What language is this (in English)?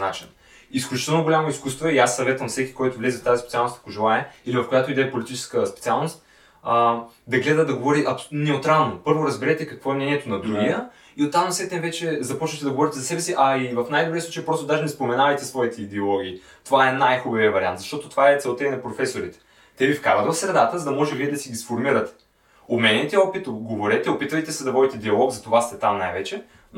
Bulgarian